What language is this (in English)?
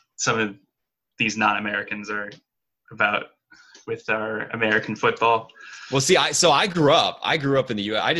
English